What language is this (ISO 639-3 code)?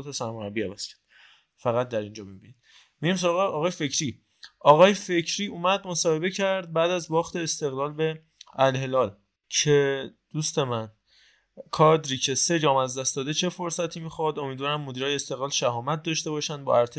fas